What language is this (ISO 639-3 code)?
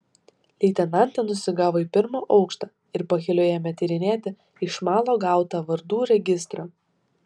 lit